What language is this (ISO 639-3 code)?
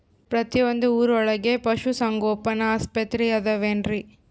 kan